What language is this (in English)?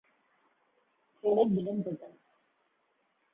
Kurdish